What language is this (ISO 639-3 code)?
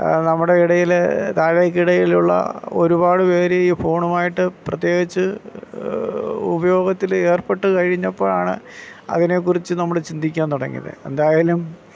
mal